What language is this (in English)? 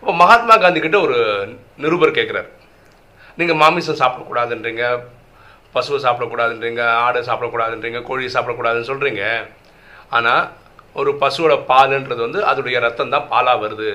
Tamil